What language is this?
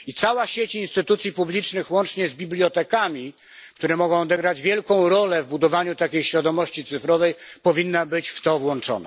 Polish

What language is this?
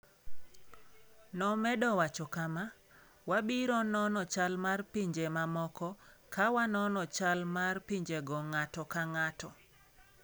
Luo (Kenya and Tanzania)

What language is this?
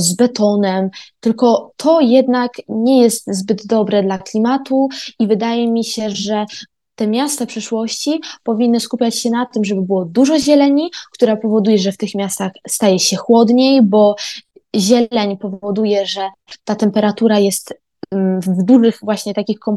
Polish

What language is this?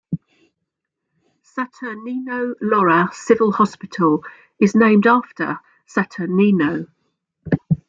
English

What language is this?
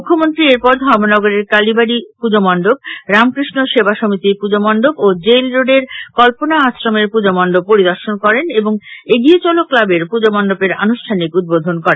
Bangla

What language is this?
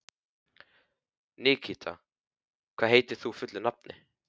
Icelandic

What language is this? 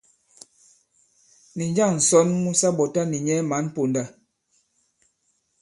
Bankon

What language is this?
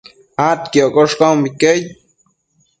Matsés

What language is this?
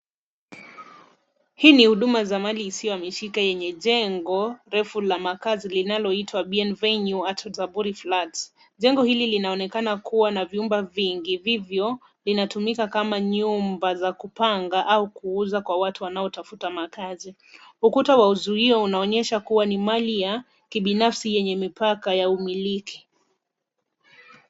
Swahili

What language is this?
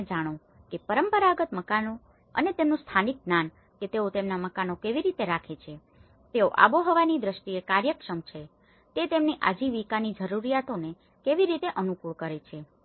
Gujarati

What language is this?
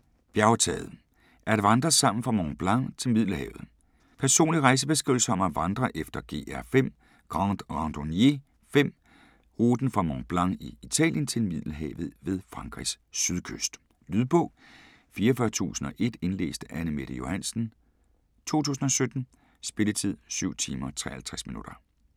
Danish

